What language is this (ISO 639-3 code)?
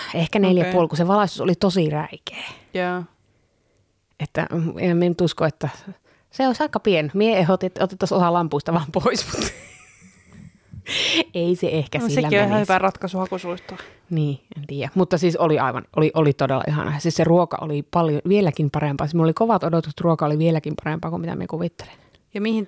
fin